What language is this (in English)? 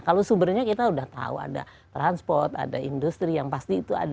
Indonesian